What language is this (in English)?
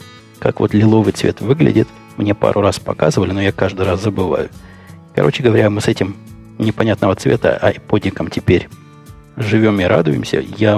Russian